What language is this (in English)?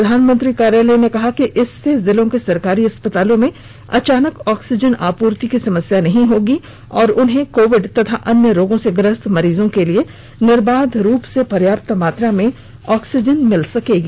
Hindi